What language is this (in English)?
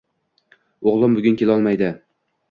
Uzbek